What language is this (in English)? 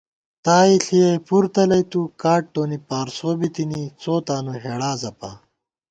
Gawar-Bati